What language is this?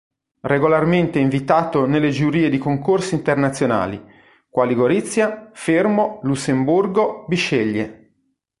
Italian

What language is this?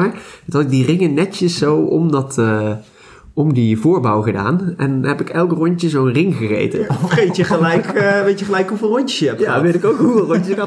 Dutch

